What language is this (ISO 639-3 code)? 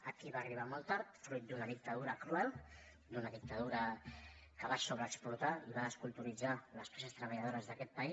cat